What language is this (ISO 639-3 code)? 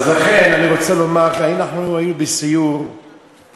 heb